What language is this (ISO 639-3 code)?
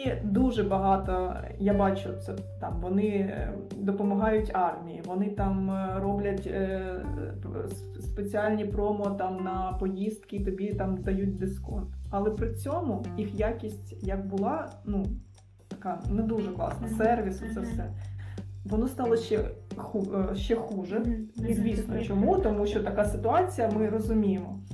ukr